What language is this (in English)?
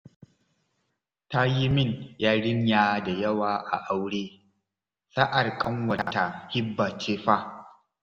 Hausa